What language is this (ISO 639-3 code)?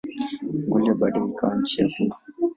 swa